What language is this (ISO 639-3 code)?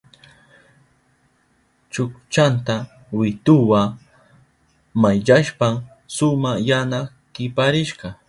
qup